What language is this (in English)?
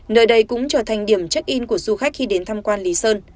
Vietnamese